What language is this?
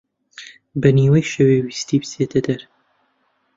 Central Kurdish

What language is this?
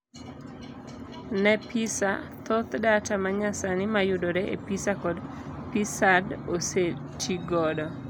Luo (Kenya and Tanzania)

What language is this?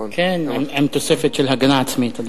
Hebrew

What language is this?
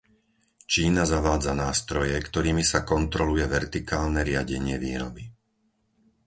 Slovak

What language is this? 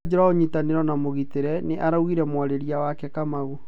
Kikuyu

